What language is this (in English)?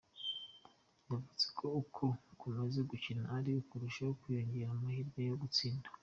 Kinyarwanda